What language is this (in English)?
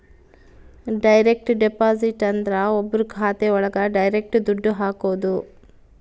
Kannada